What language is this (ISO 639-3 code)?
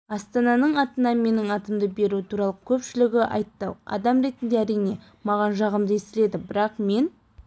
kaz